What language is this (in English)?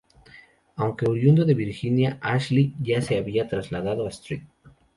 Spanish